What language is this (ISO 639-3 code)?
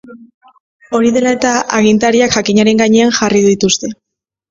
eus